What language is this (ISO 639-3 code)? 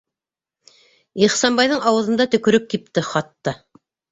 bak